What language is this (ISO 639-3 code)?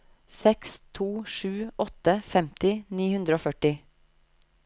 nor